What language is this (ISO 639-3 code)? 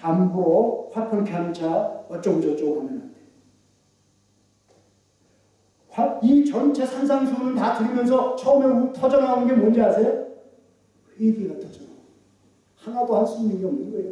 kor